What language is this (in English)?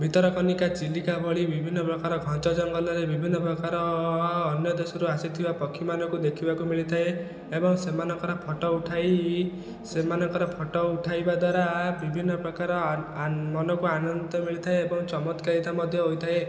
Odia